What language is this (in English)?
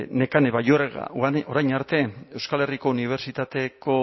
Basque